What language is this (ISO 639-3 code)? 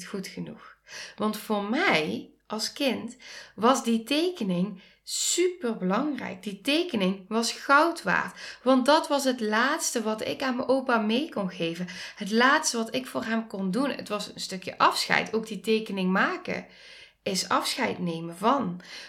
nld